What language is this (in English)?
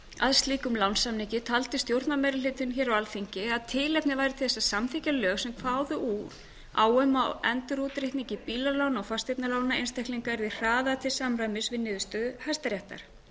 Icelandic